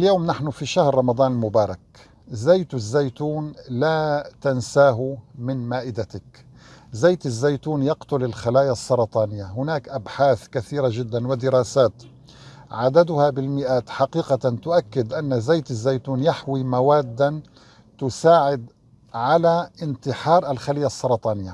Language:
Arabic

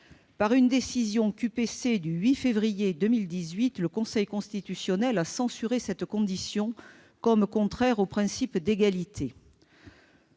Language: French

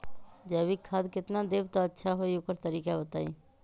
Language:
Magahi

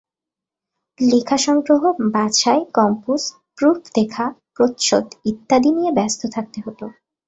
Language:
Bangla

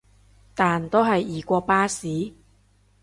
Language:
Cantonese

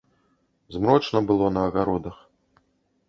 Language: Belarusian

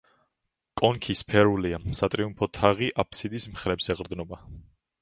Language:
Georgian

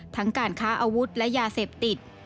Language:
Thai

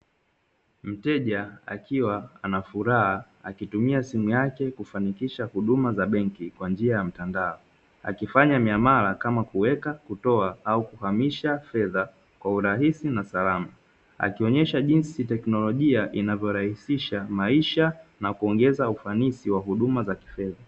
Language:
Swahili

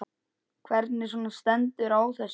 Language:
Icelandic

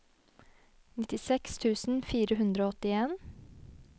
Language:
Norwegian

